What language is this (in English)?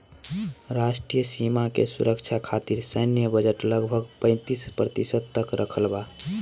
Bhojpuri